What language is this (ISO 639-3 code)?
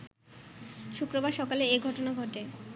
ben